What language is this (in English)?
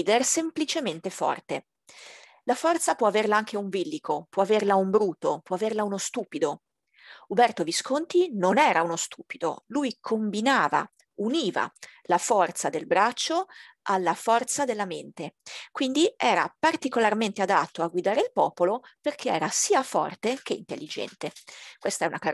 Italian